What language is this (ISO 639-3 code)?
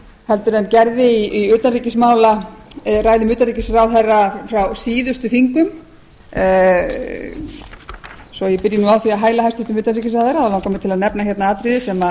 isl